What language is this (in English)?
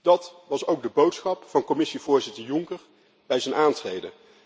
Dutch